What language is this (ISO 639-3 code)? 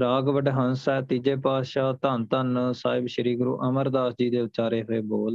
pan